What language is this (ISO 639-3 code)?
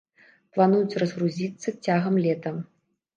bel